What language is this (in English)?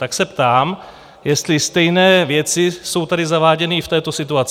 Czech